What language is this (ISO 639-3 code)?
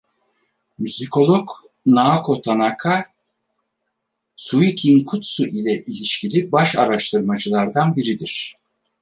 tur